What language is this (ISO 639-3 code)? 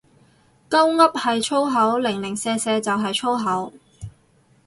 yue